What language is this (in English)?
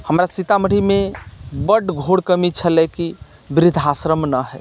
Maithili